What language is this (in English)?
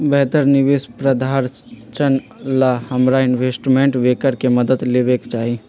Magahi